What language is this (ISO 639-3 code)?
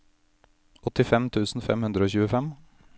nor